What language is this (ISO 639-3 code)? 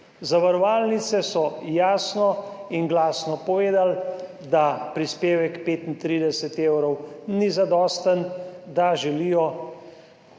slv